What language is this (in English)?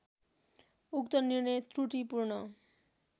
Nepali